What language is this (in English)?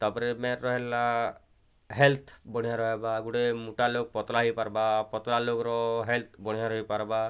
Odia